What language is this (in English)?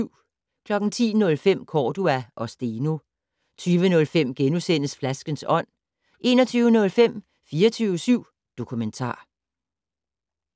Danish